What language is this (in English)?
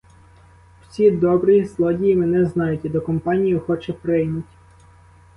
Ukrainian